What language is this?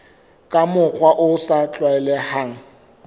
Southern Sotho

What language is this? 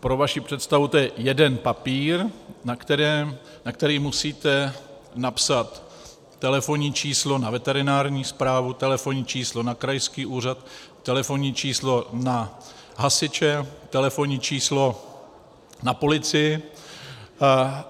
Czech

